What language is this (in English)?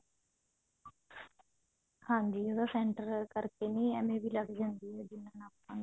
Punjabi